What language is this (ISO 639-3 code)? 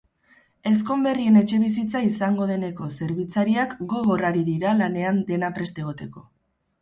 eus